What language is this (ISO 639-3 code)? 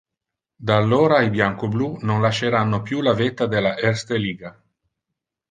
ita